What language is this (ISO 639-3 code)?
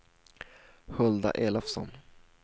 swe